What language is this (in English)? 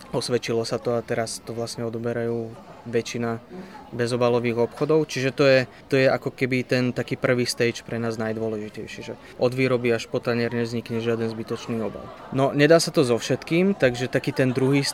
Slovak